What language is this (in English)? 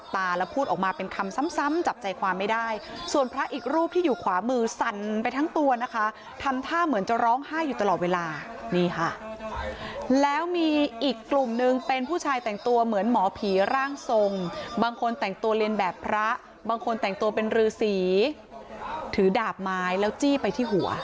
Thai